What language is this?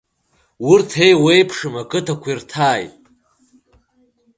Abkhazian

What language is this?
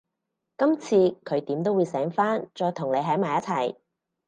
Cantonese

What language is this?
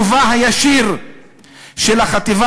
Hebrew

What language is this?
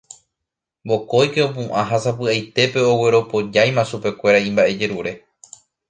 Guarani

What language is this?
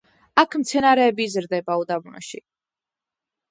Georgian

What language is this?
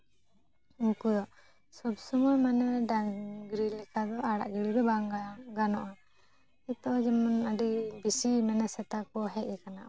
Santali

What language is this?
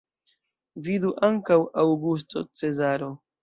Esperanto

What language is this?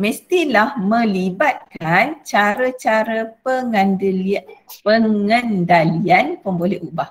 Malay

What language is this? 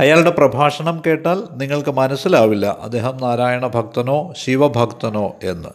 Malayalam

